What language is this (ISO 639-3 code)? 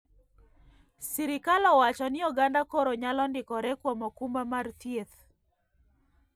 luo